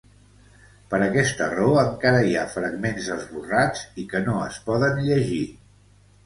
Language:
Catalan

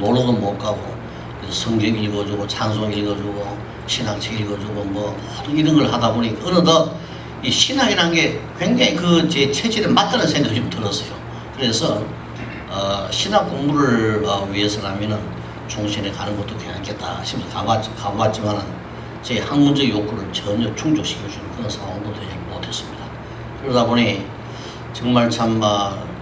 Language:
Korean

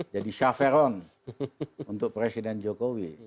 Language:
Indonesian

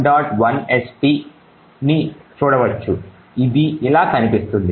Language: Telugu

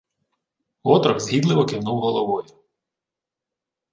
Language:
Ukrainian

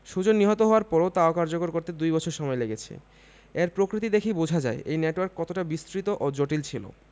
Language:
Bangla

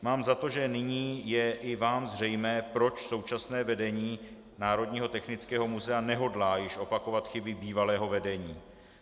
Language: Czech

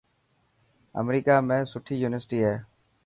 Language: Dhatki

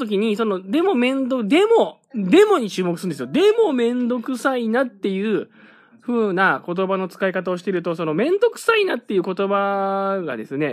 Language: Japanese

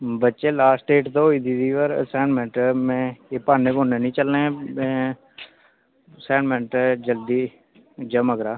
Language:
Dogri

